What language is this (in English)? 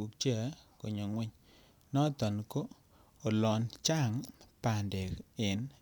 Kalenjin